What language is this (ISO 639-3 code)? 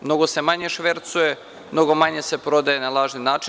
srp